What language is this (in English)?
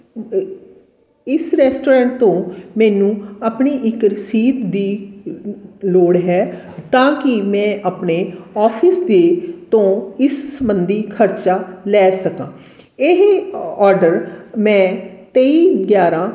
Punjabi